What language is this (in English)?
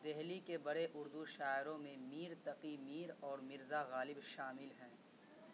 Urdu